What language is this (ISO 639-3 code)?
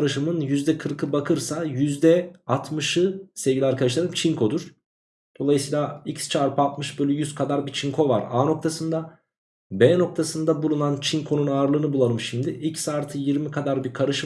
tur